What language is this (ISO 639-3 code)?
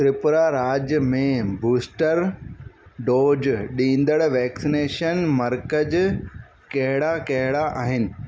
snd